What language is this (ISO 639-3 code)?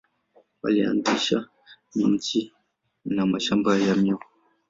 swa